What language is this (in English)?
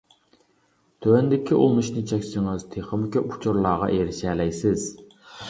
Uyghur